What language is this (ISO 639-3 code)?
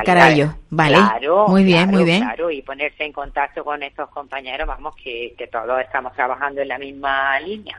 spa